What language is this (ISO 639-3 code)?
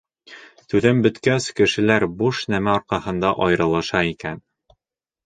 bak